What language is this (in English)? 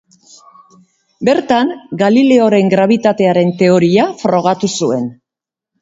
Basque